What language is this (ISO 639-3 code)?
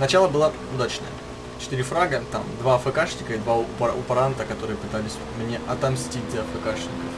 rus